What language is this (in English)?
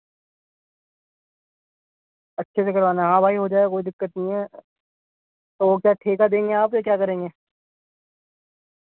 Urdu